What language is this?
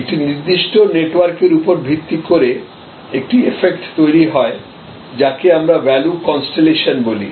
Bangla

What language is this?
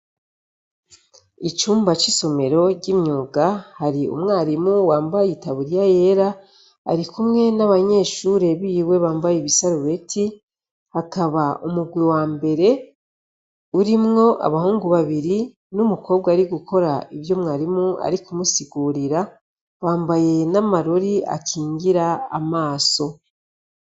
Rundi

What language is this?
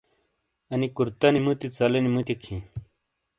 Shina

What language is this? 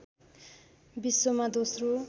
Nepali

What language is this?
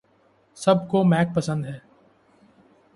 Urdu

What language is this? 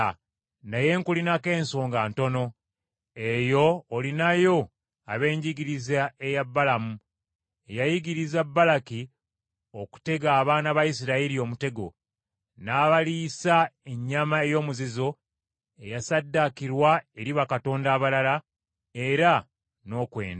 Ganda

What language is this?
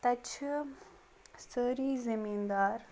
Kashmiri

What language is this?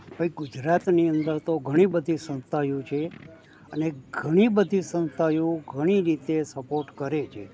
Gujarati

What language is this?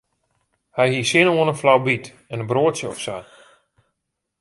Western Frisian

